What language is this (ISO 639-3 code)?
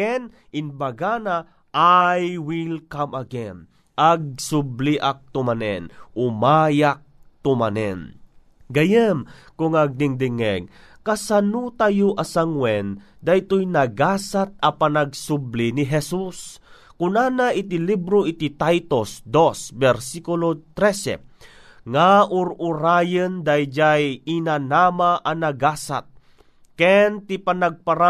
fil